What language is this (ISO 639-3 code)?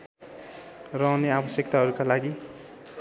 nep